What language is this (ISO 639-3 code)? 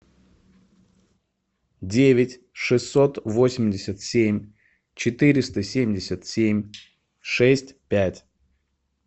rus